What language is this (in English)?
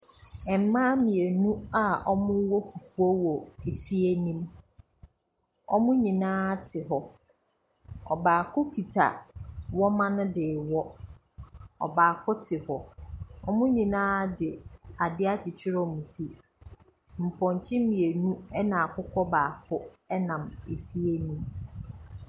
Akan